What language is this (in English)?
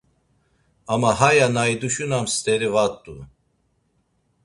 Laz